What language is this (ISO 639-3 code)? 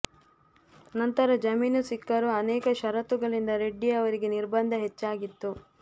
kan